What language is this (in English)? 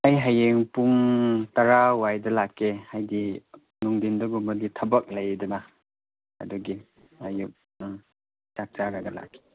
Manipuri